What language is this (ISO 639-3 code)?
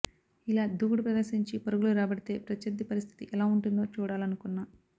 tel